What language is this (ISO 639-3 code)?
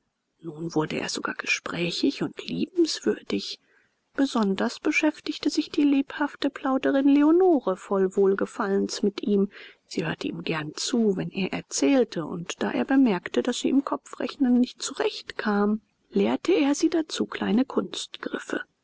deu